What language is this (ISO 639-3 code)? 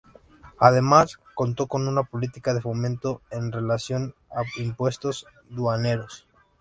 spa